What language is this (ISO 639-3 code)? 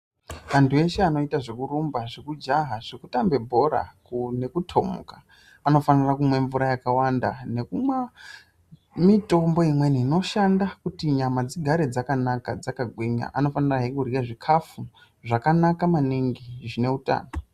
ndc